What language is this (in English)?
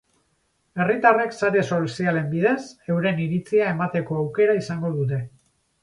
Basque